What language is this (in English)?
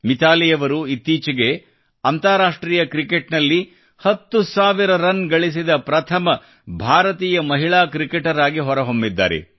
Kannada